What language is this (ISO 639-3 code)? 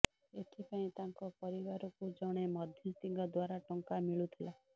ori